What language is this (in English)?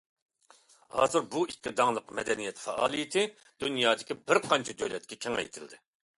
Uyghur